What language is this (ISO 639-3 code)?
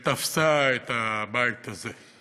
heb